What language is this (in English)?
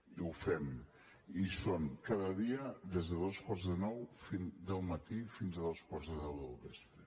Catalan